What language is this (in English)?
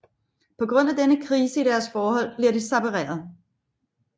Danish